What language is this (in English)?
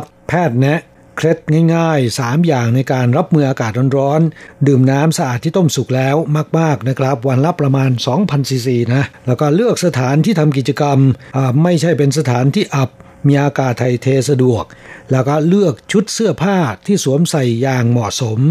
Thai